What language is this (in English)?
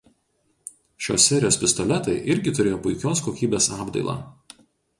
Lithuanian